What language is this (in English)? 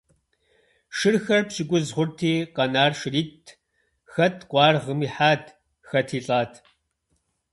Kabardian